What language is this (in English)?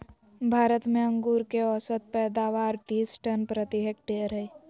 Magahi